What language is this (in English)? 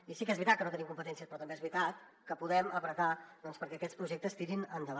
Catalan